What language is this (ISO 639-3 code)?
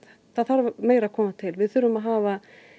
isl